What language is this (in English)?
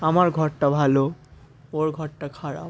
Bangla